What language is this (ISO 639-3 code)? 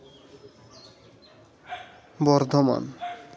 sat